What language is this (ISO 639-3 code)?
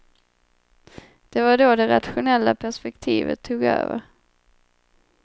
swe